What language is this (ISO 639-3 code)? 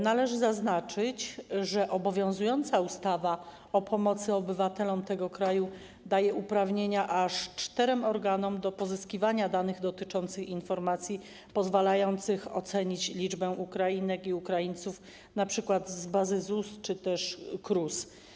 pol